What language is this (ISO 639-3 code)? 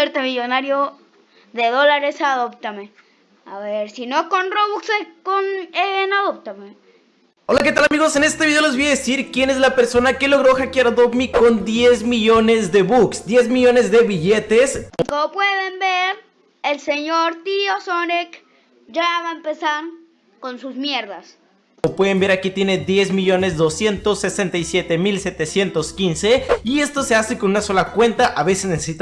spa